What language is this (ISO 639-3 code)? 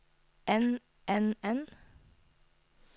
nor